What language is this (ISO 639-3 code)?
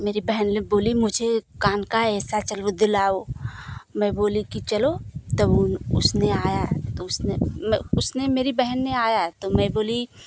hin